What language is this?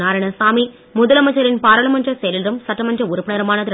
Tamil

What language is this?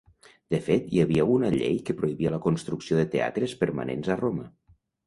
Catalan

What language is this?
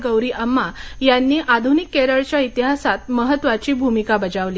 Marathi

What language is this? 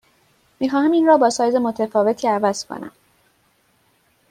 Persian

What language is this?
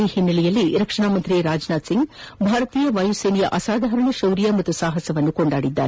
Kannada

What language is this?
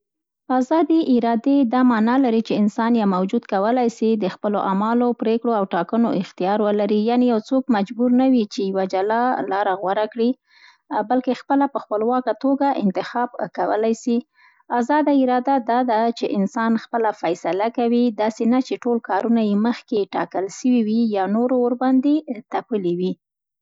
Central Pashto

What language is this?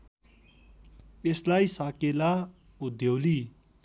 Nepali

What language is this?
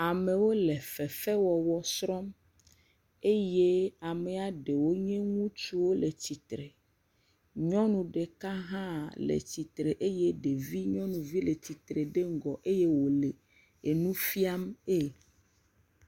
Ewe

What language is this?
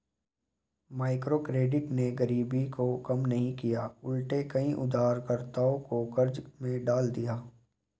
Hindi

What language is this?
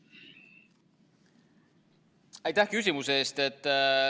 Estonian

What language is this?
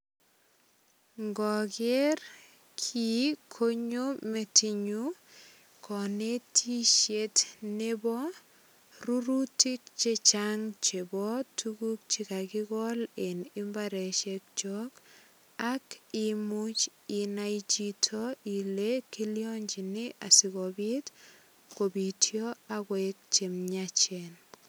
Kalenjin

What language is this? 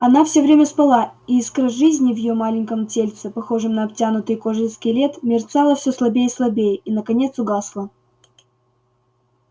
Russian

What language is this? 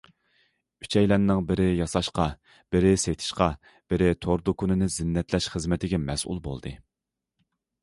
Uyghur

